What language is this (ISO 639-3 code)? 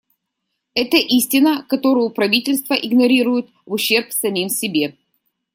rus